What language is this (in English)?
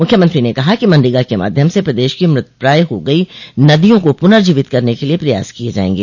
Hindi